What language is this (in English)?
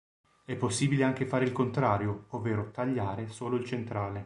Italian